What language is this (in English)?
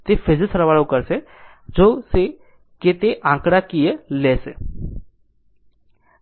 Gujarati